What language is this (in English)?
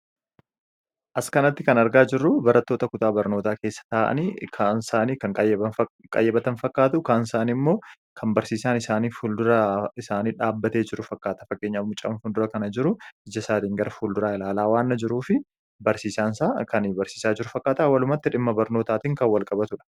Oromo